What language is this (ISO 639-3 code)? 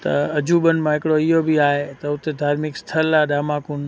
snd